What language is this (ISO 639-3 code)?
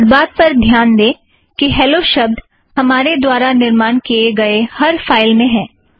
hin